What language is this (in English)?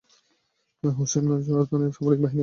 Bangla